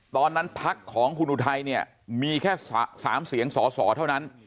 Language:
Thai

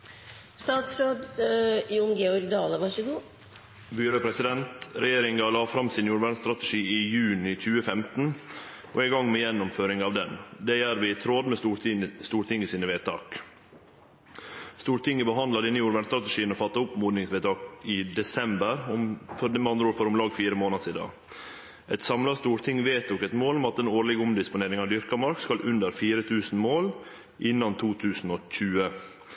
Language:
Norwegian Nynorsk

